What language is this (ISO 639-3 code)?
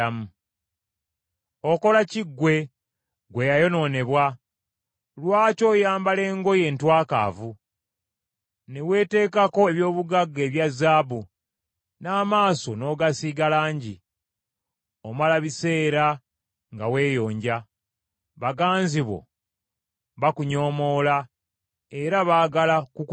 lug